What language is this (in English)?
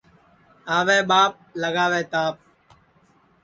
Sansi